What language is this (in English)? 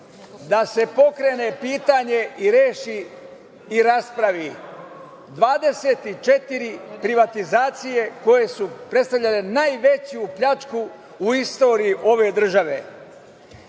Serbian